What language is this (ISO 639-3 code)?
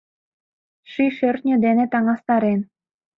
chm